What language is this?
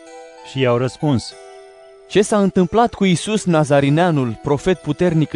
Romanian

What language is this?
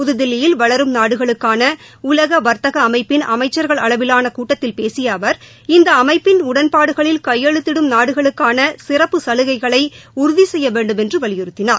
Tamil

